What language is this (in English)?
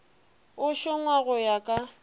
Northern Sotho